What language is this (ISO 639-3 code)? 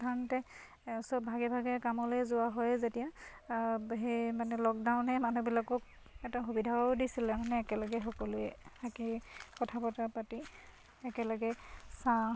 asm